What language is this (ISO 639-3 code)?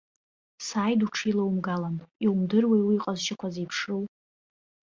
abk